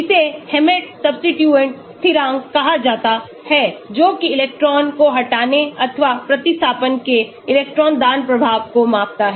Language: Hindi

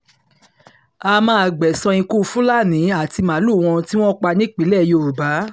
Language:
Yoruba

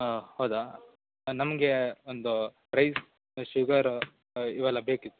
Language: Kannada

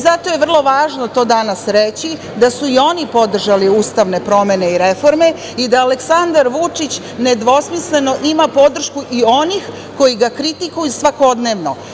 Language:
Serbian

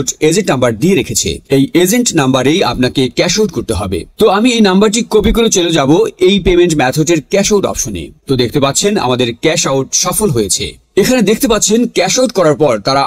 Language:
Bangla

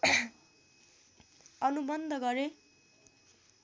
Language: Nepali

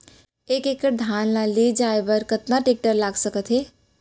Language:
Chhattisgarhi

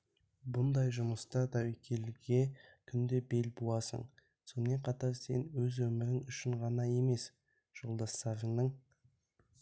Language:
Kazakh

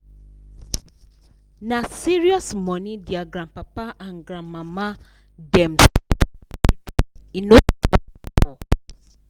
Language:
Nigerian Pidgin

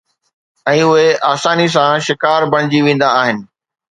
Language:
Sindhi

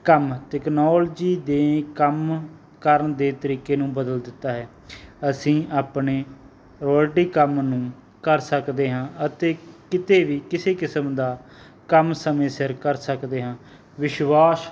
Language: Punjabi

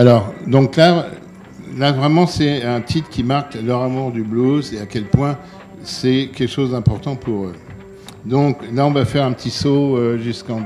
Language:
French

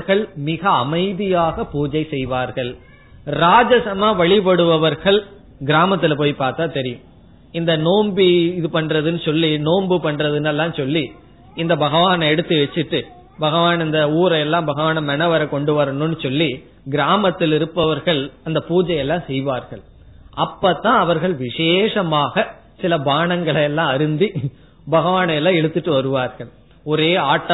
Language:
Tamil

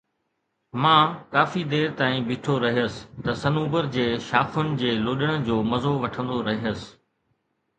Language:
Sindhi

